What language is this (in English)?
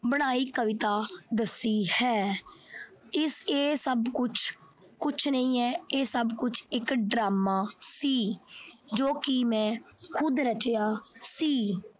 Punjabi